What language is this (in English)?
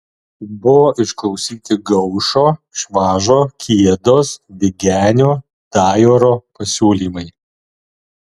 Lithuanian